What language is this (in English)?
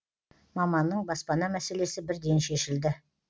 Kazakh